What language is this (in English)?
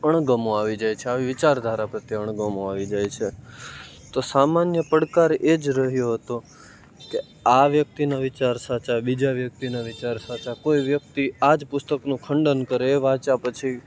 Gujarati